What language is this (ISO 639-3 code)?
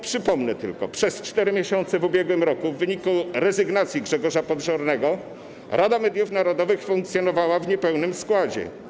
pol